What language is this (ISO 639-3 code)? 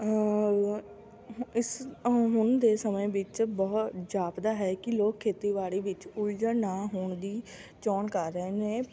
pan